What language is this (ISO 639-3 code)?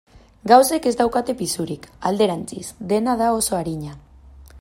eus